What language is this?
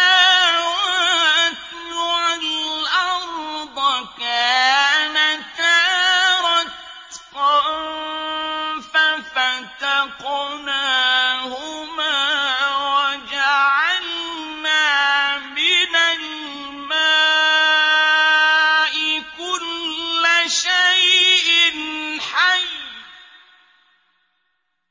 Arabic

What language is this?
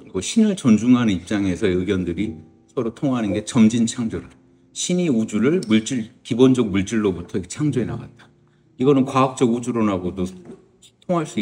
Korean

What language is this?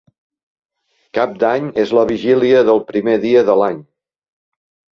Catalan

